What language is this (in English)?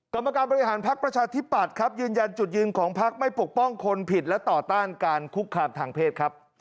Thai